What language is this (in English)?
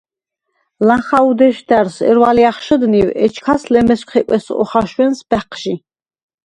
Svan